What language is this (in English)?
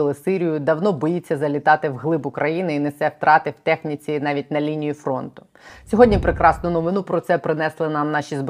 Ukrainian